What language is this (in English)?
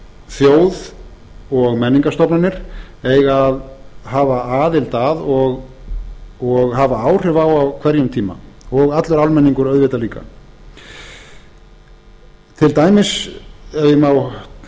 Icelandic